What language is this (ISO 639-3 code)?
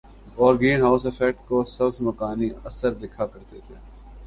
urd